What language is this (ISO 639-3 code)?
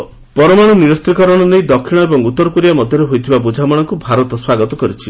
ori